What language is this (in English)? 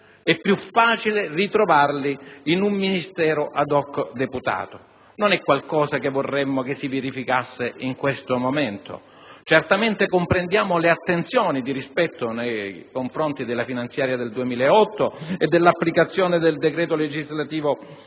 Italian